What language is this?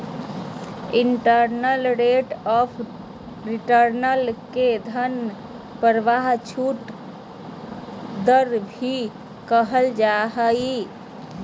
Magahi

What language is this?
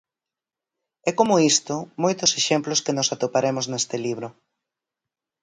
Galician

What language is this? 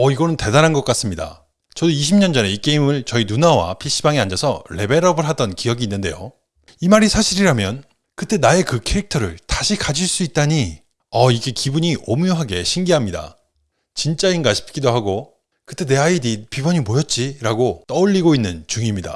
Korean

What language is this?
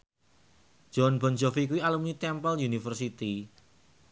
Javanese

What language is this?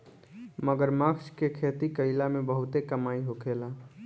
Bhojpuri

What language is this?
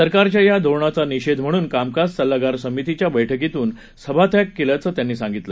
Marathi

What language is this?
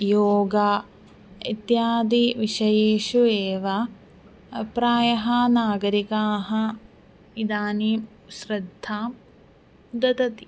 Sanskrit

